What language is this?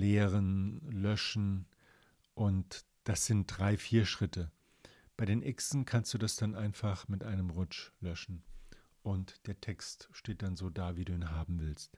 German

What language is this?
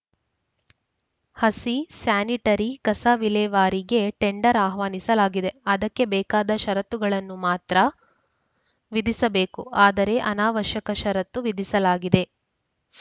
Kannada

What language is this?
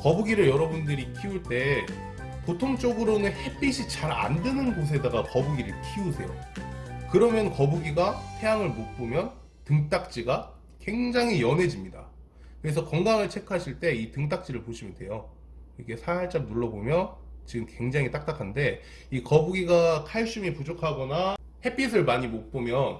Korean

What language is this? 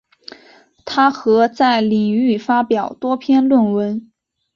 Chinese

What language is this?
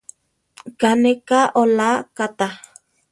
Central Tarahumara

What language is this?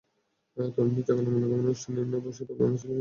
Bangla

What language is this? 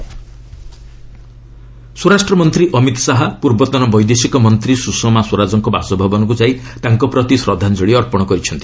Odia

